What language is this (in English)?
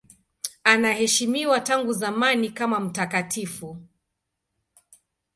Swahili